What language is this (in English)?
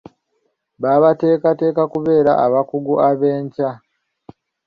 Ganda